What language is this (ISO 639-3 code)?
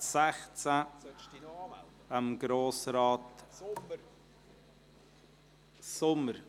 gsw